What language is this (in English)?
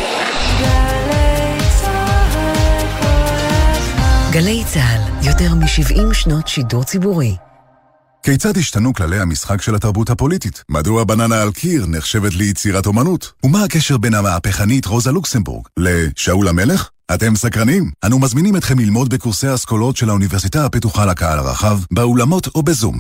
Hebrew